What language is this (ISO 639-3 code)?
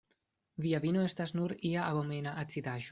epo